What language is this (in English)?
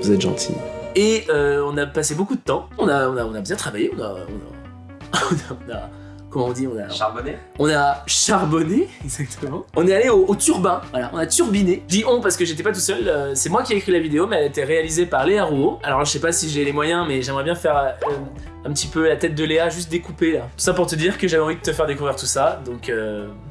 French